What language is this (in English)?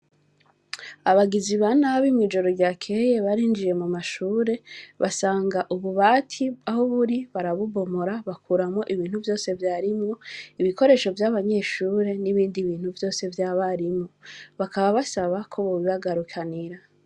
Rundi